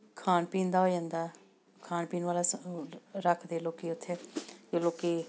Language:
Punjabi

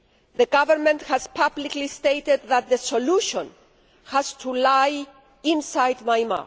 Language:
English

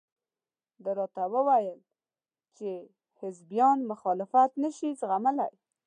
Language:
Pashto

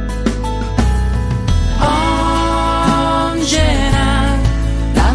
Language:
Korean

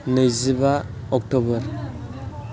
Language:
Bodo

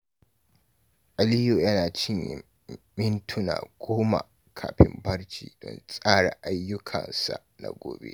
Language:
Hausa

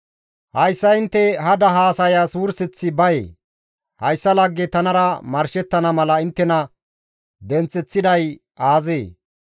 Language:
Gamo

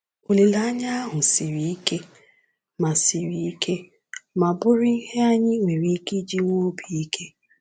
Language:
Igbo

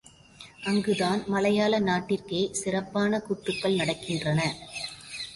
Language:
Tamil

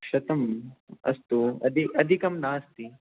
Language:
Sanskrit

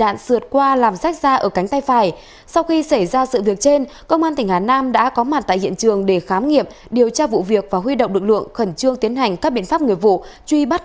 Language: Vietnamese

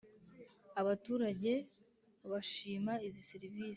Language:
Kinyarwanda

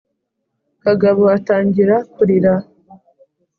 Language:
Kinyarwanda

